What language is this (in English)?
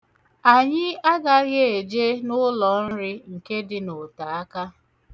Igbo